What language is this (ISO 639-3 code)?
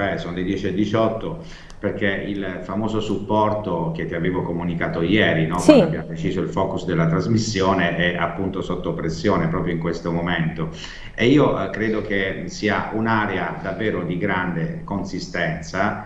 ita